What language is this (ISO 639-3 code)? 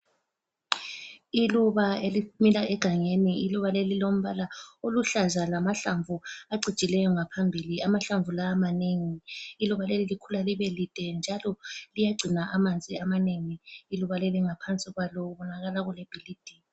nde